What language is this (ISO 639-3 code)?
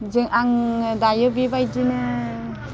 brx